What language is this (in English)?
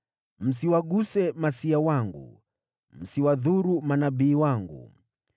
Swahili